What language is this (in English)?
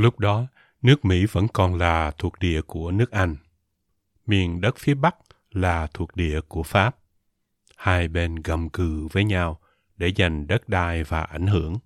Vietnamese